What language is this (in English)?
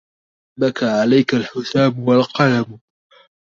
Arabic